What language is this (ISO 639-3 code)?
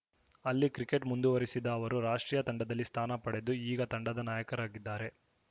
kan